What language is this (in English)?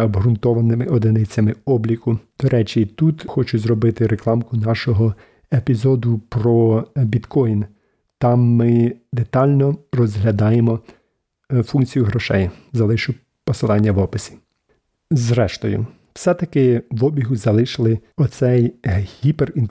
Ukrainian